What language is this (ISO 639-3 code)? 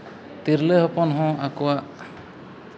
sat